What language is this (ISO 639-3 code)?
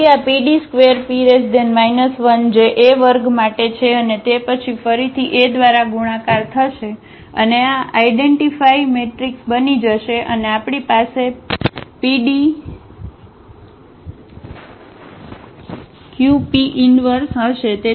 guj